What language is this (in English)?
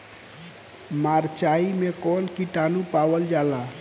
Bhojpuri